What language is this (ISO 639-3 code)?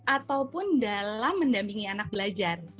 ind